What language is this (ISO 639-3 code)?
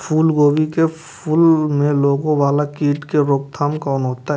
mai